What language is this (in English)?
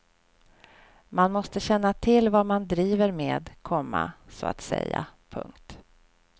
Swedish